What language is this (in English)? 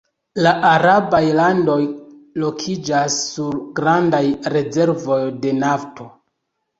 Esperanto